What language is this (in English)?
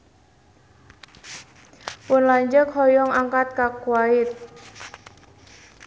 Sundanese